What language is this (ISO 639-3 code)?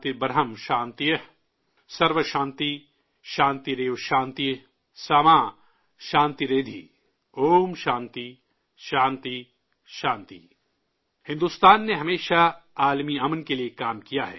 urd